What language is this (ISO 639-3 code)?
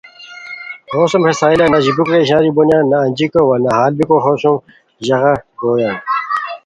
khw